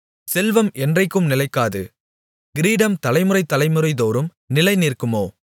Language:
Tamil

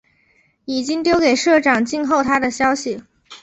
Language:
Chinese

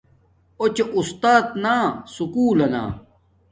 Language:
Domaaki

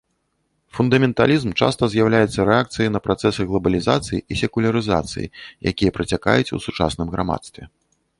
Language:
Belarusian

